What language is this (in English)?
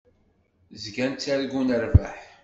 Kabyle